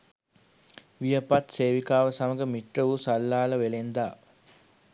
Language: Sinhala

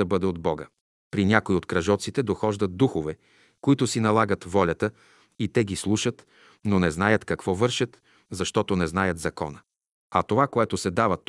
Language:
Bulgarian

